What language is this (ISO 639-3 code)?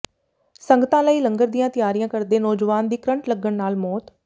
pan